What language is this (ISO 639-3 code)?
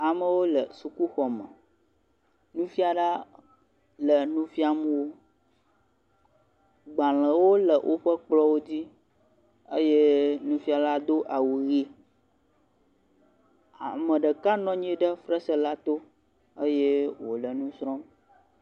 ewe